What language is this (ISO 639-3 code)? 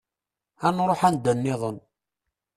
kab